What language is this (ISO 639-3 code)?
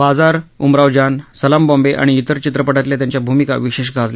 mar